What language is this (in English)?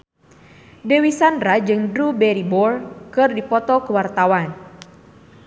Sundanese